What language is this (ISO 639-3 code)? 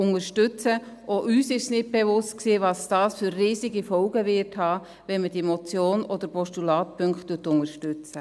gsw